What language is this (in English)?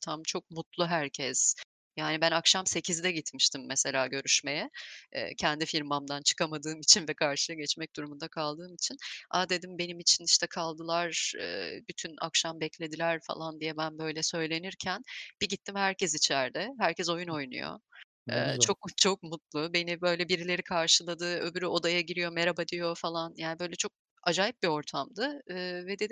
Turkish